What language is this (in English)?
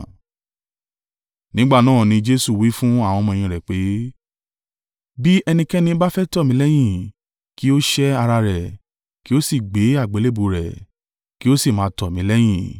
Yoruba